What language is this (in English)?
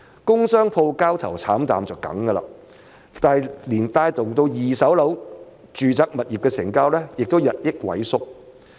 Cantonese